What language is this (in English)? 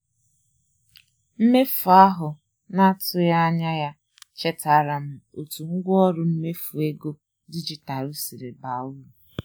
Igbo